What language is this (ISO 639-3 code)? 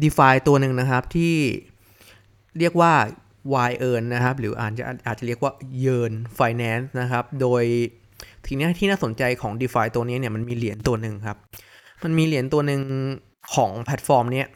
tha